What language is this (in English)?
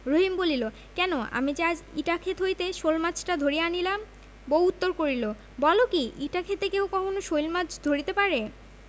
Bangla